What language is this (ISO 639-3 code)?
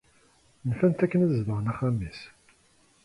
kab